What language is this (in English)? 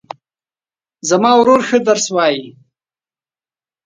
Pashto